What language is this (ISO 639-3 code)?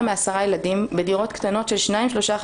heb